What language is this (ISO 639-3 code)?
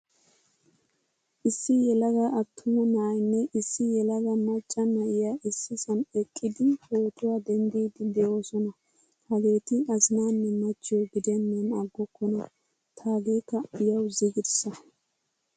wal